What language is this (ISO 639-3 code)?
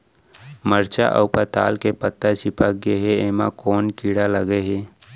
hne